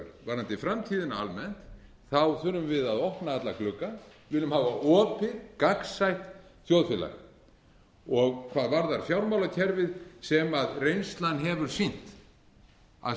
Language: Icelandic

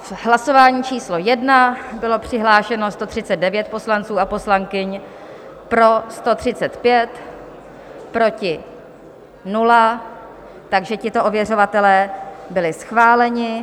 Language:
Czech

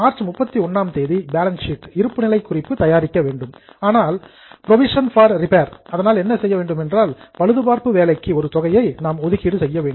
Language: Tamil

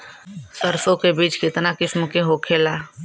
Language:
Bhojpuri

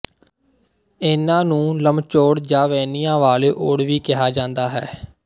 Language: Punjabi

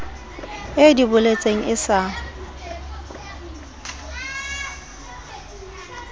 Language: Southern Sotho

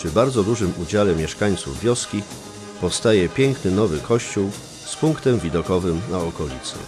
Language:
Polish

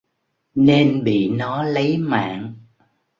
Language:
Vietnamese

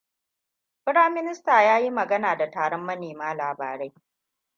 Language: Hausa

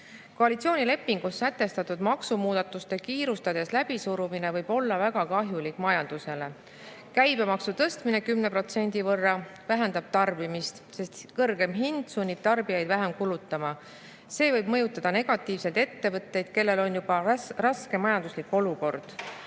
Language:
Estonian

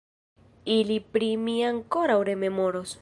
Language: Esperanto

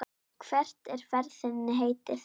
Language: Icelandic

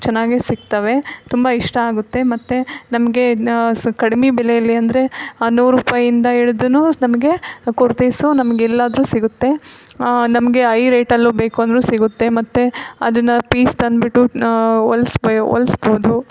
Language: Kannada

